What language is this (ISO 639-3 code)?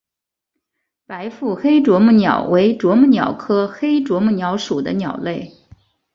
zho